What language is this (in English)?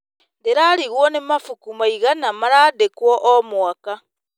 Kikuyu